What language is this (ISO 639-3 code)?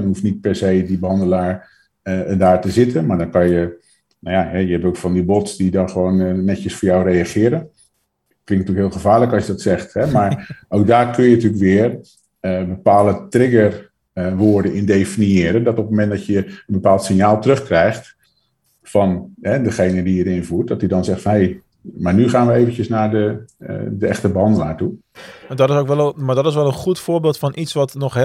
nld